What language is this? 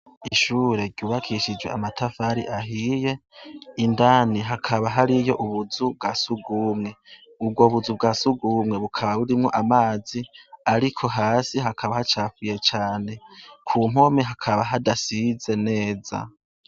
Rundi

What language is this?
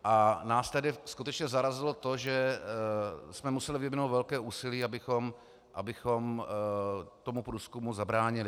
Czech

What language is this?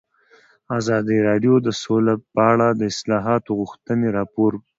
Pashto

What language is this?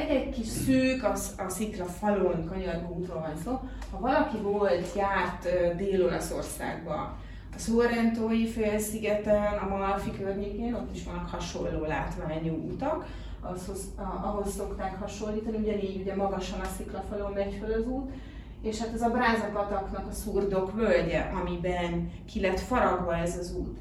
Hungarian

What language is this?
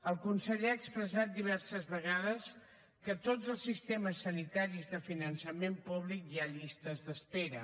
Catalan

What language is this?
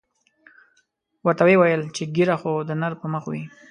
Pashto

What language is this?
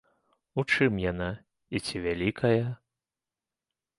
Belarusian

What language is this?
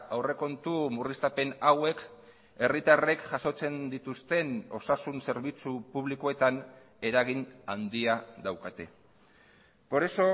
Basque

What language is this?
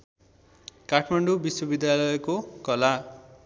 Nepali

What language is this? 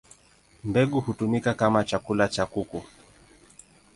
Swahili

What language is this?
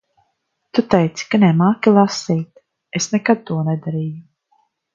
Latvian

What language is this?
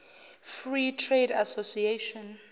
Zulu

